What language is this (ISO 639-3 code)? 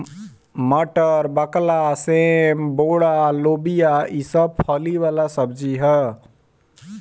bho